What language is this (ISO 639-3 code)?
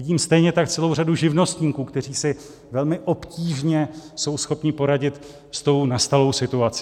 ces